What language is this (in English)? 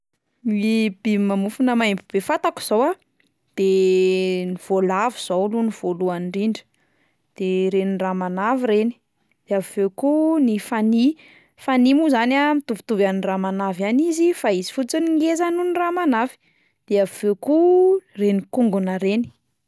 Malagasy